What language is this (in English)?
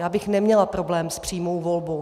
Czech